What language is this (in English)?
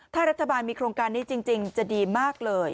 Thai